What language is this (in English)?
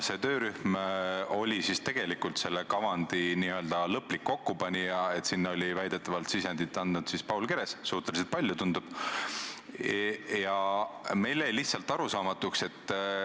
Estonian